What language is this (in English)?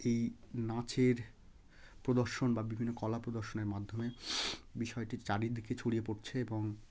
Bangla